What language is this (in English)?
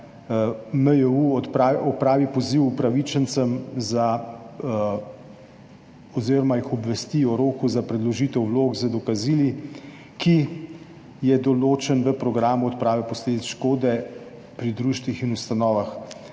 Slovenian